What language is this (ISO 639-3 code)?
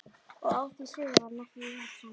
isl